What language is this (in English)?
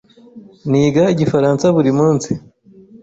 Kinyarwanda